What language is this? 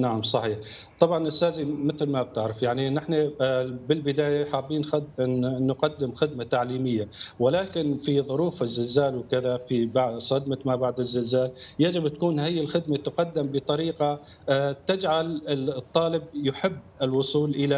Arabic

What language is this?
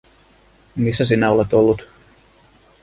Finnish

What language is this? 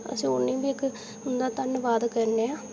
Dogri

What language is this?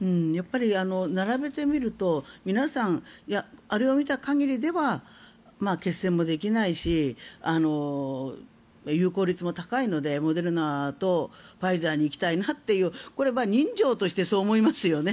Japanese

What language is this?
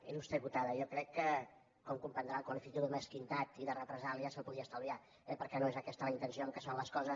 Catalan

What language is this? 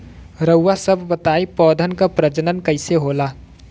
Bhojpuri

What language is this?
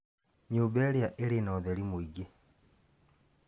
Kikuyu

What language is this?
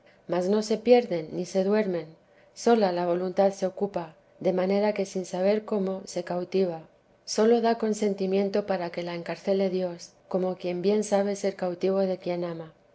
Spanish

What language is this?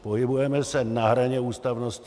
Czech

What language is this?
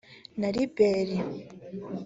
Kinyarwanda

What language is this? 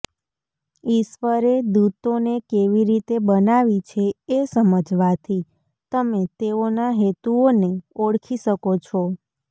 Gujarati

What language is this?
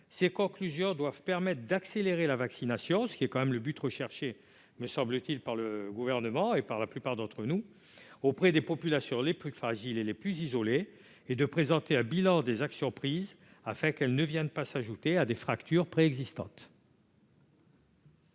French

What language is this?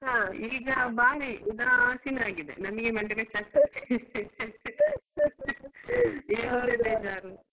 Kannada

